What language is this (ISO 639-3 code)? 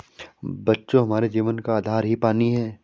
hin